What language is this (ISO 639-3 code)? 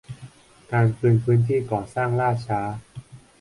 tha